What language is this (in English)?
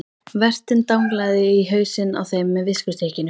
Icelandic